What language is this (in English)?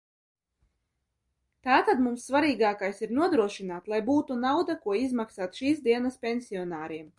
Latvian